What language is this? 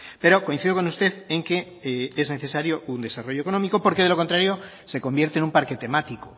Spanish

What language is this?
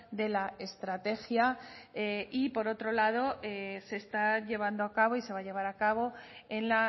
Spanish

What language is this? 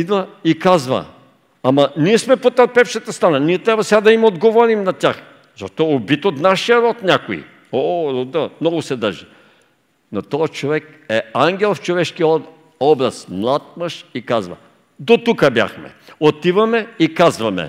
Bulgarian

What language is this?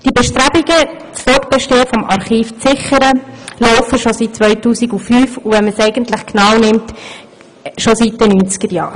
Swiss German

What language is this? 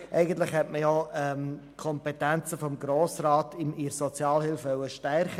Swiss German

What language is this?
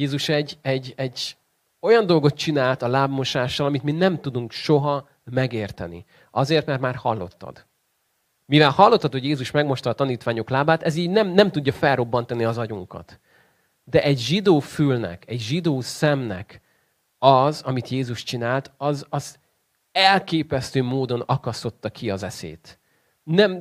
Hungarian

